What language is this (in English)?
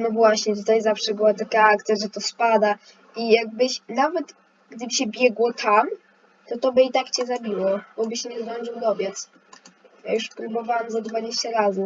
Polish